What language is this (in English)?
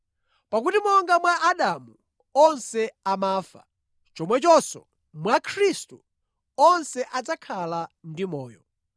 Nyanja